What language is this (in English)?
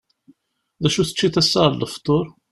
Kabyle